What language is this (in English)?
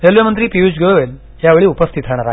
Marathi